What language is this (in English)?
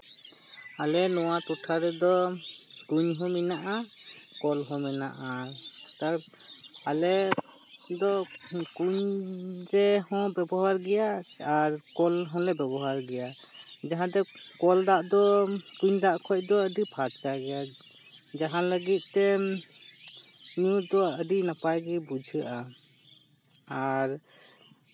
Santali